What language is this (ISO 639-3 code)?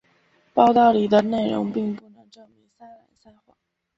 zho